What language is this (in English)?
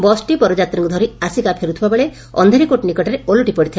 Odia